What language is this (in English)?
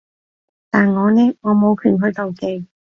Cantonese